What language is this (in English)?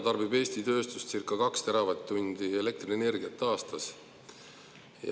Estonian